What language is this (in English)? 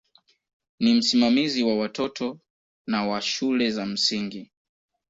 Swahili